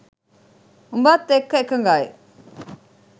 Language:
Sinhala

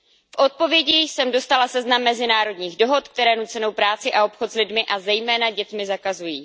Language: Czech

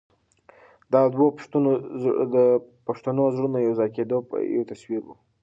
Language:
Pashto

